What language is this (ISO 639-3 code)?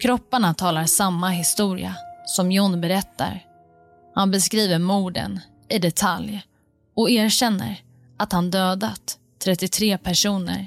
swe